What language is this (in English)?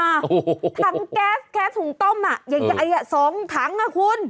Thai